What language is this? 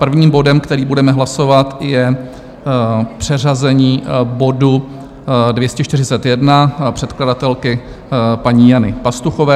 Czech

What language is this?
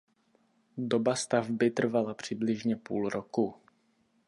Czech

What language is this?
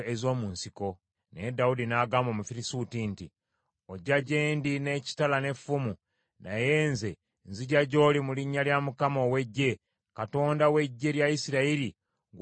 Ganda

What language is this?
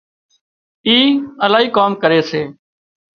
Wadiyara Koli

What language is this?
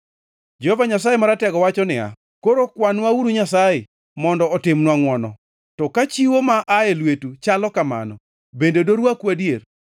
Luo (Kenya and Tanzania)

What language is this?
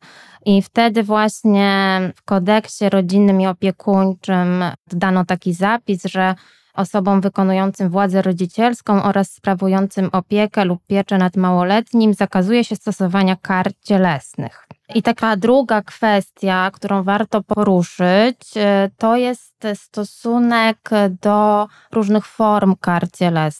Polish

